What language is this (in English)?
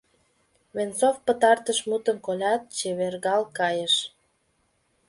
Mari